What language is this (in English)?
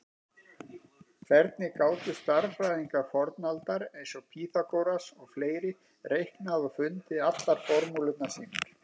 Icelandic